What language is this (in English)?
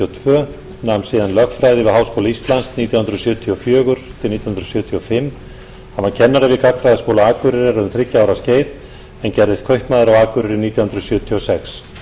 Icelandic